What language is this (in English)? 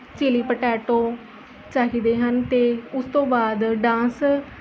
Punjabi